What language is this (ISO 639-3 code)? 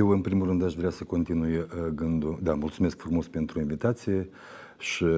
ron